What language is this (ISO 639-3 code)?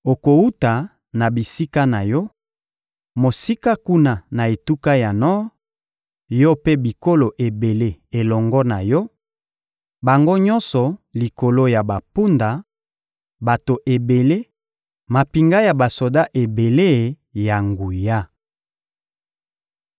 lin